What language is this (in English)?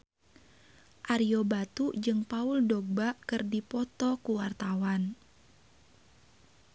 Sundanese